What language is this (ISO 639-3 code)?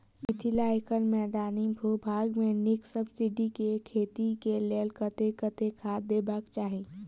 mai